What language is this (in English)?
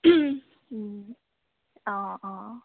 Assamese